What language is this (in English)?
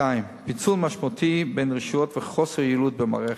Hebrew